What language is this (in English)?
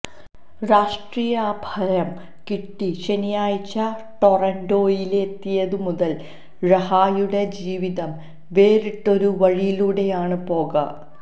Malayalam